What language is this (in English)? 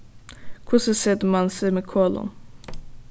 Faroese